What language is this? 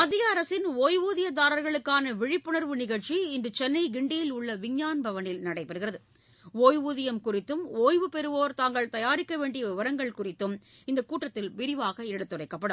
Tamil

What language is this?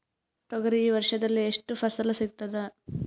Kannada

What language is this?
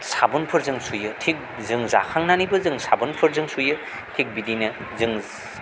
Bodo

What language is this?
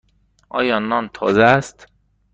Persian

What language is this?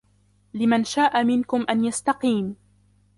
Arabic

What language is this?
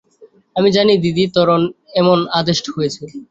Bangla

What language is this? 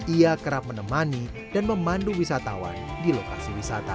Indonesian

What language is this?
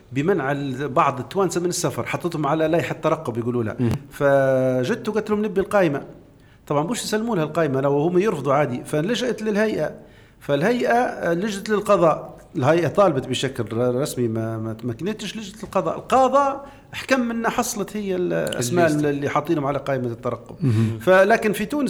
Arabic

